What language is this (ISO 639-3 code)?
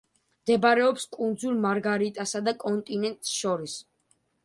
kat